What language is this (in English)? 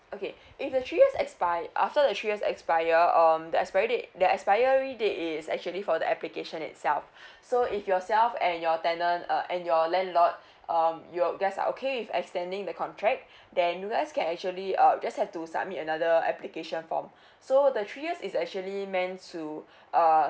English